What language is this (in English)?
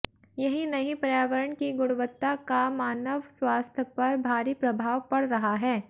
Hindi